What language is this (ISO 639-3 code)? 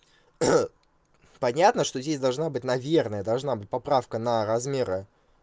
rus